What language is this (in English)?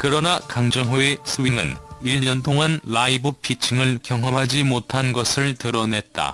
Korean